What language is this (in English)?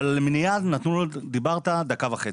Hebrew